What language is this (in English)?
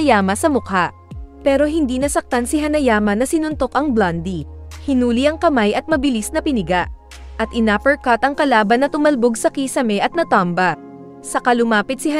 Filipino